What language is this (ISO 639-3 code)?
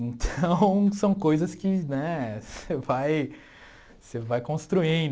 por